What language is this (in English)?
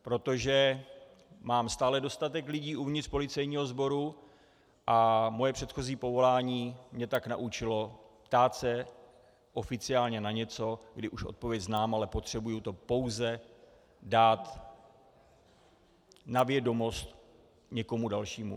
Czech